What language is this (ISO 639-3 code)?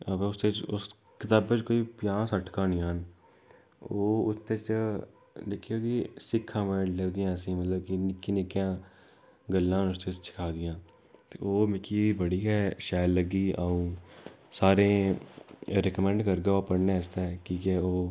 doi